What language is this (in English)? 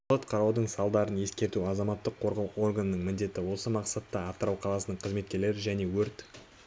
Kazakh